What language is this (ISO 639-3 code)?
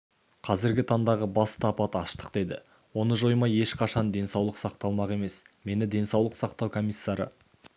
kaz